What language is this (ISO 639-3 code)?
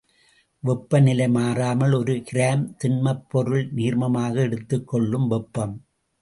tam